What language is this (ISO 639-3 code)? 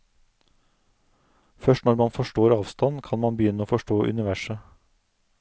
nor